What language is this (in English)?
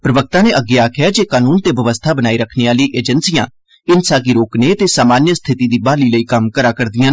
Dogri